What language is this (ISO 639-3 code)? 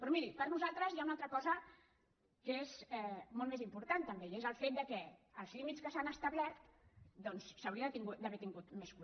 cat